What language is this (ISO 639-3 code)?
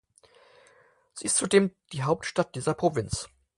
deu